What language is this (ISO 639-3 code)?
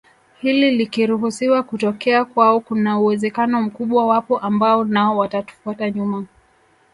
swa